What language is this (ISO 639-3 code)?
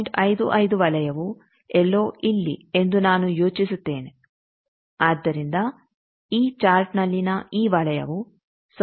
kan